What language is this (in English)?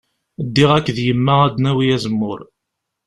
Kabyle